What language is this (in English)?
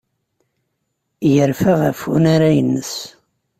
Kabyle